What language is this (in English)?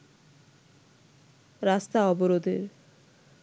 Bangla